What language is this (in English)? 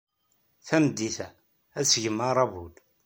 Kabyle